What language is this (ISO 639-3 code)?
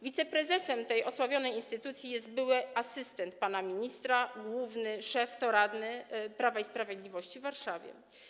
pol